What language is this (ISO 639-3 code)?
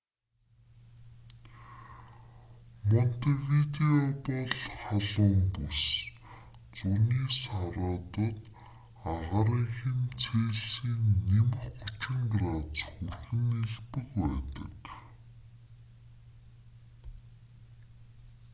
mon